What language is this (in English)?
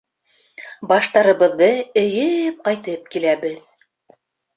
Bashkir